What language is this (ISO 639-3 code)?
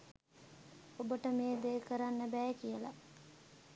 sin